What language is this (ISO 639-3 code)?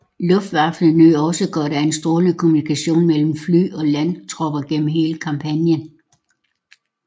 dan